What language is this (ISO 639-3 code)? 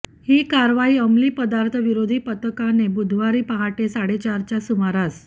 mar